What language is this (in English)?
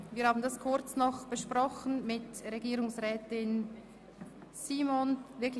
Swiss German